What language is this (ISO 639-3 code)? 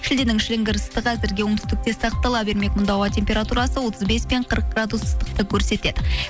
kaz